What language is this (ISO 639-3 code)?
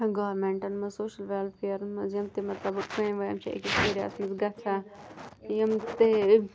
kas